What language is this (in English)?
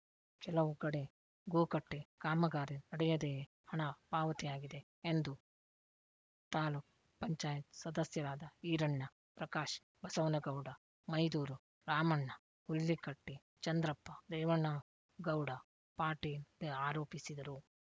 Kannada